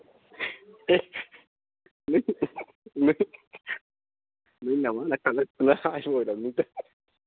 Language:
Manipuri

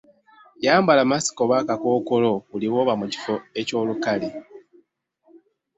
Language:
Ganda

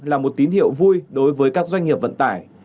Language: Vietnamese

